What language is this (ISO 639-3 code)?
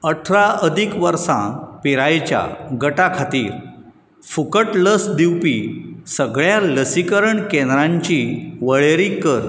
kok